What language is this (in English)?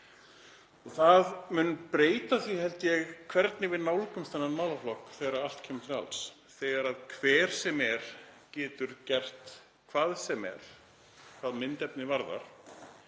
Icelandic